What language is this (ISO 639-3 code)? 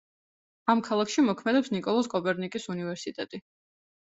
kat